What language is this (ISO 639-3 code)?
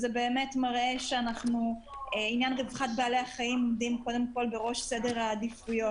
heb